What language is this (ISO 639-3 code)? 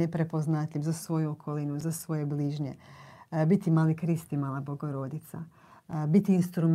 hrv